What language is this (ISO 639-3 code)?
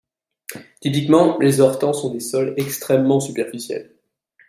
fra